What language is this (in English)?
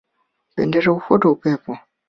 Swahili